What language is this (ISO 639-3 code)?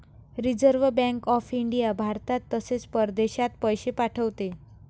mar